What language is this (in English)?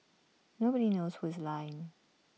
English